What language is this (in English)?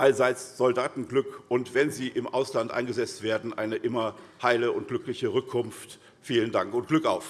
German